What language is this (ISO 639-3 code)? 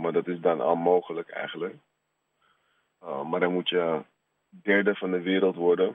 nld